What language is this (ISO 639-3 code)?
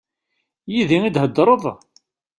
kab